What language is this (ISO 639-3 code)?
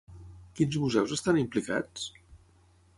cat